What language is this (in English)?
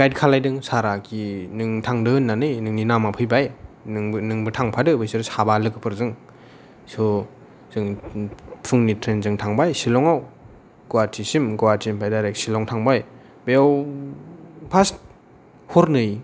Bodo